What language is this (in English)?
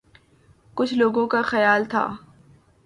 Urdu